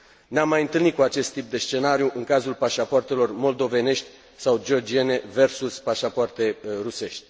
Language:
Romanian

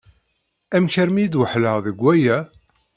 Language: Kabyle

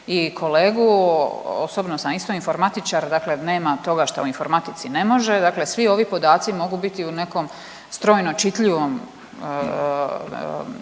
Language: Croatian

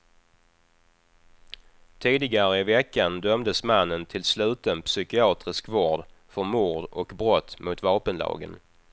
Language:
Swedish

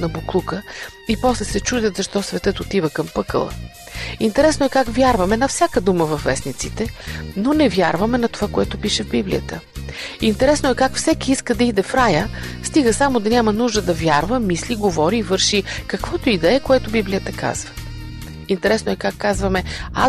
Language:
Bulgarian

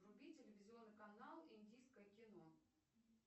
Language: Russian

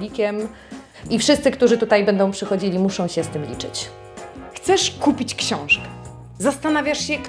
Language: Polish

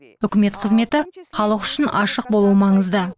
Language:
Kazakh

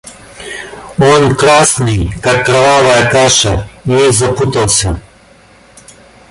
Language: Russian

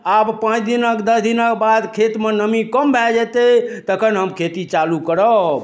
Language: Maithili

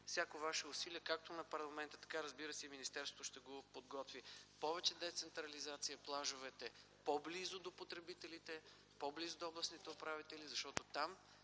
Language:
Bulgarian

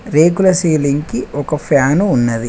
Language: Telugu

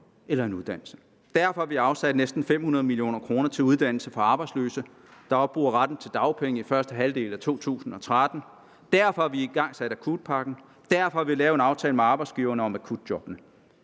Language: Danish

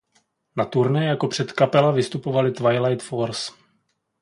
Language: Czech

